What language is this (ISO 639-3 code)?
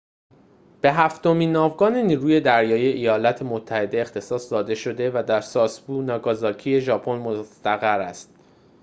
fas